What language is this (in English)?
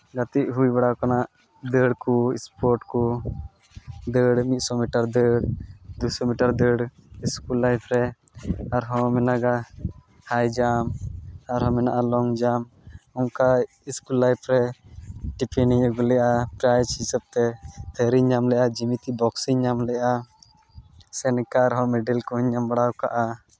Santali